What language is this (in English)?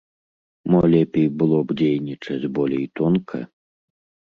Belarusian